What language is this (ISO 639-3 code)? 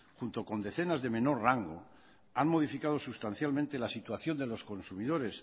spa